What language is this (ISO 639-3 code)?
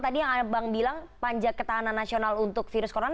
ind